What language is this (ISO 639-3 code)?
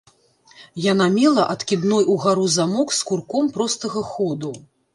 bel